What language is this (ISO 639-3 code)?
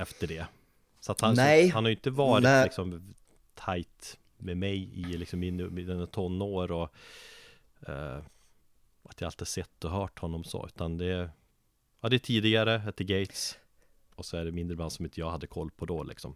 swe